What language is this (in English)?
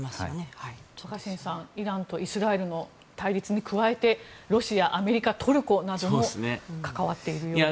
Japanese